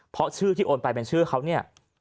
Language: Thai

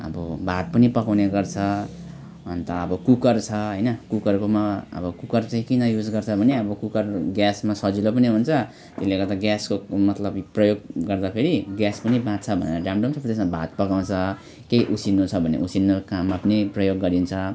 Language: Nepali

